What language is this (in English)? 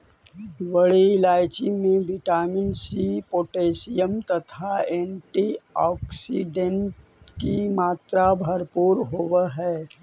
Magahi